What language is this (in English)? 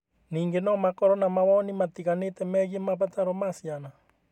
Kikuyu